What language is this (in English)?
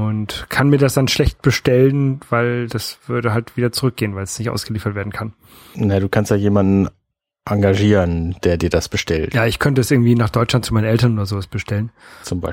German